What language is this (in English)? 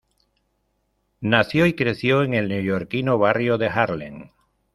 Spanish